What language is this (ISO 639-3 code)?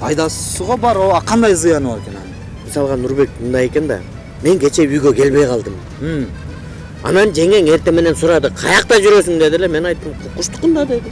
tur